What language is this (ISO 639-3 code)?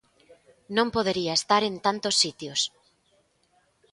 glg